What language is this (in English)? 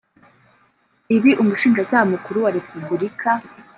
Kinyarwanda